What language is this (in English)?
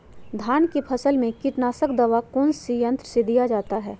Magahi